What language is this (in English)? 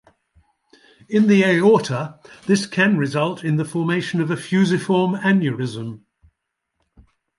English